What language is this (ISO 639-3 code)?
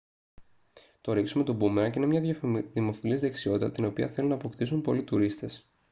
ell